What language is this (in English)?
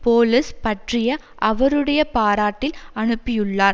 Tamil